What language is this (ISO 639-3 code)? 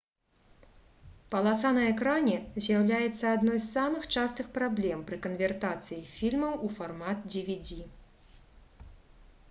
bel